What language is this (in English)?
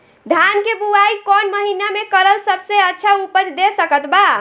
Bhojpuri